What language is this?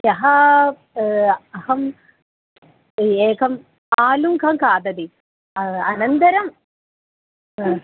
Sanskrit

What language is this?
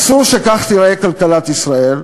Hebrew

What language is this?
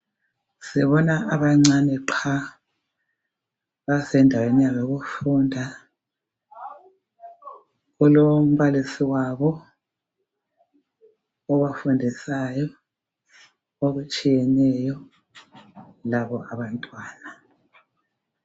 North Ndebele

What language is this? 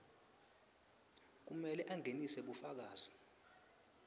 Swati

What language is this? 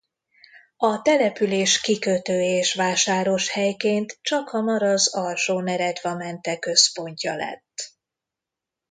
Hungarian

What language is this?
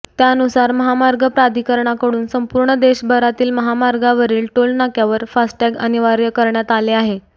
Marathi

